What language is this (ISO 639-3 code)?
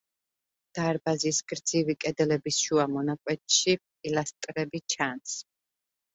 kat